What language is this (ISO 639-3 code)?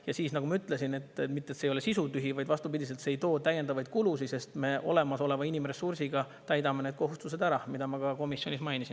est